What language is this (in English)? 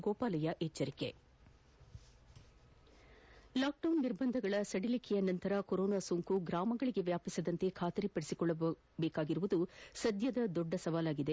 Kannada